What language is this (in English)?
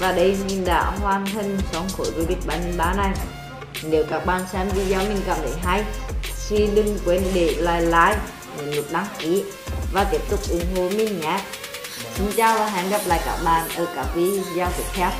Vietnamese